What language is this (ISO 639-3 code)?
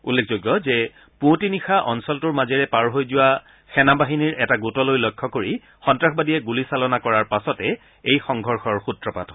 asm